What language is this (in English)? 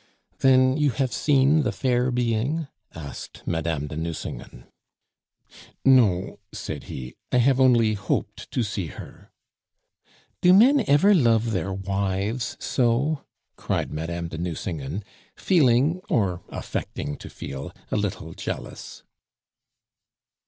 English